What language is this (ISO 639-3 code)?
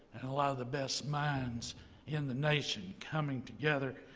eng